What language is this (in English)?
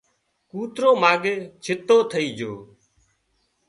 Wadiyara Koli